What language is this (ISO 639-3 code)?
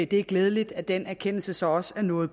dan